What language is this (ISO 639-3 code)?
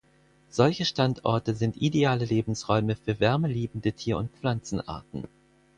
deu